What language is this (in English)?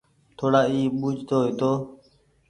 Goaria